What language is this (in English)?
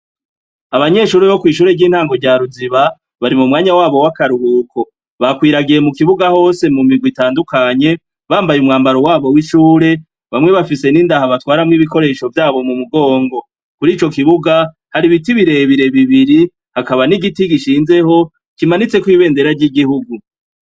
Rundi